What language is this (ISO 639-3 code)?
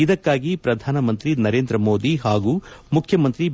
kan